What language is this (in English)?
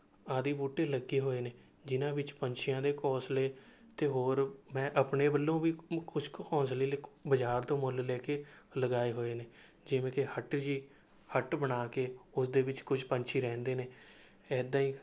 Punjabi